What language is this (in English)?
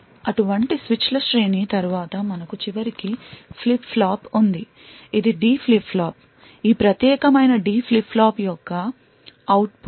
Telugu